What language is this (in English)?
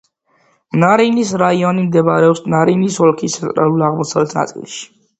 Georgian